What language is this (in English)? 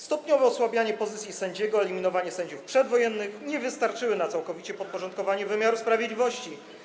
Polish